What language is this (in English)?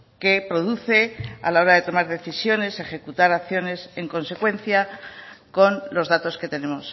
Spanish